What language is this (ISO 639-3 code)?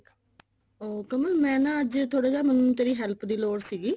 pan